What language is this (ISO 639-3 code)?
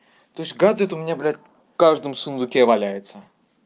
rus